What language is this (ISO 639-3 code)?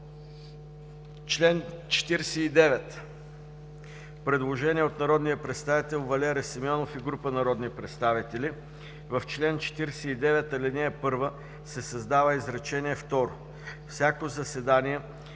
bul